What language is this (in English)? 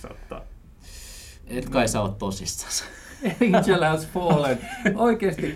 Finnish